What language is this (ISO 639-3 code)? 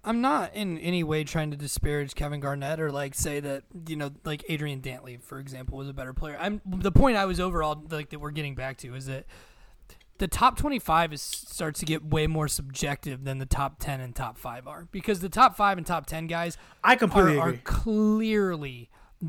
eng